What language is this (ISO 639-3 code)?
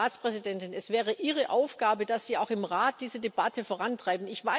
deu